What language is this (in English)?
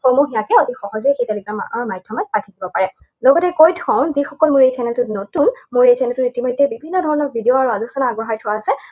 Assamese